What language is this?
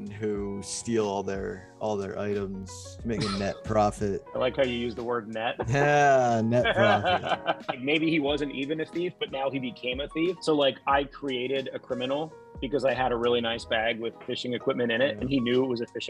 English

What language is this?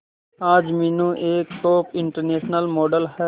Hindi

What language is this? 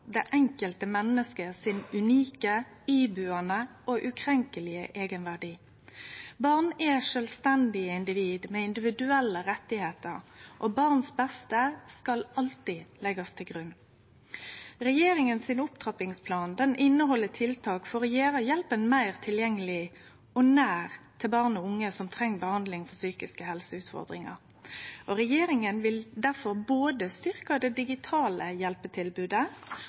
Norwegian Nynorsk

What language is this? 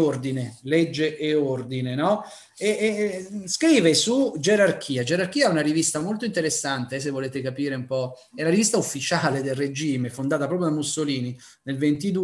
Italian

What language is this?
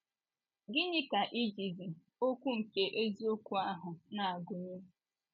Igbo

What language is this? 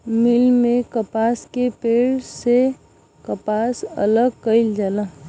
Bhojpuri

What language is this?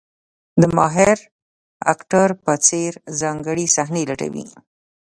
Pashto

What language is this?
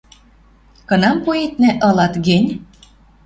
Western Mari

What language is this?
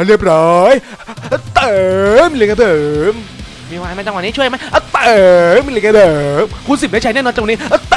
Thai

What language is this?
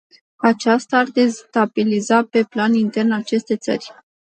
Romanian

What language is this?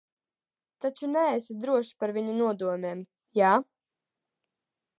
Latvian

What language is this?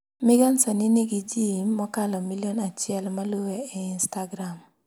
Luo (Kenya and Tanzania)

